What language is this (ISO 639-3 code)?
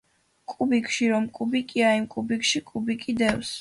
kat